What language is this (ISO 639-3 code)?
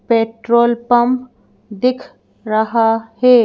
hin